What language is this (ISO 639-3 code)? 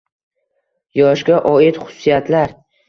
uzb